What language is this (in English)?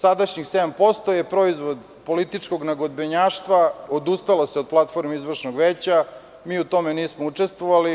Serbian